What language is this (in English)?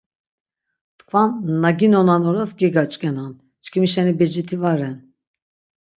Laz